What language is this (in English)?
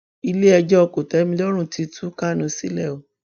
Yoruba